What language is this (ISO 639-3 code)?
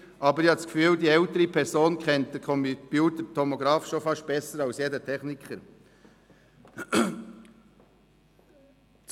gsw